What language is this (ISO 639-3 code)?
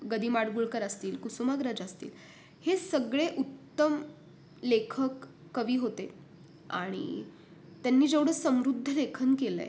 mar